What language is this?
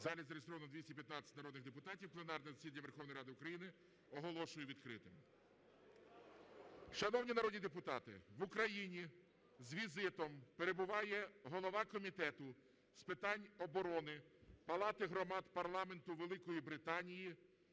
Ukrainian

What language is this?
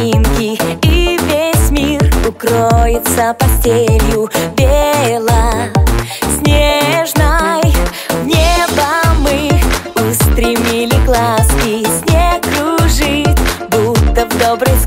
Polish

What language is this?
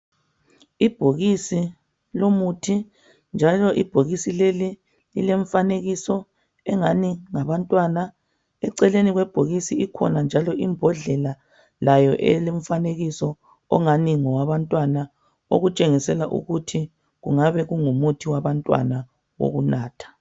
North Ndebele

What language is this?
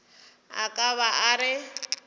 Northern Sotho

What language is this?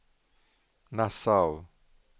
Swedish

